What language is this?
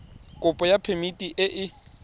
Tswana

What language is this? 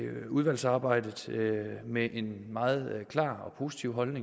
Danish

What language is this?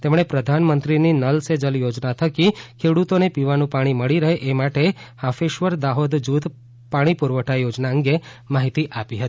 Gujarati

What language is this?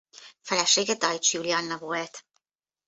Hungarian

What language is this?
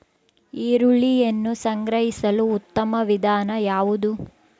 Kannada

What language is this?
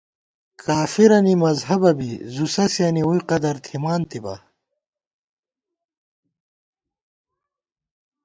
Gawar-Bati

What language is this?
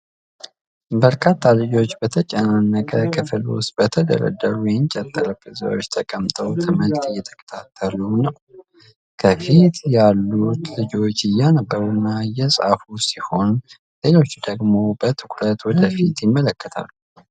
Amharic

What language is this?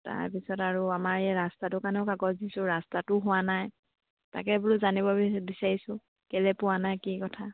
Assamese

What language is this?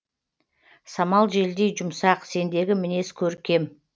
Kazakh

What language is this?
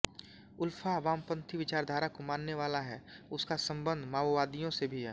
Hindi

